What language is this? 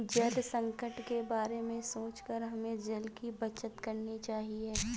Hindi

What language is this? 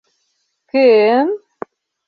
Mari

